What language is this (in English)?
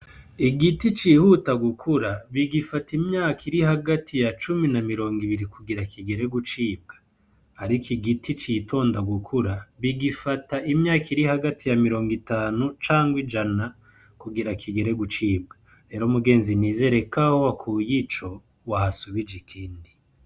Rundi